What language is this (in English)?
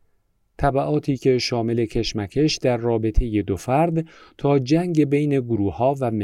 Persian